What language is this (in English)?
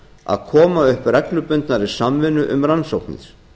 Icelandic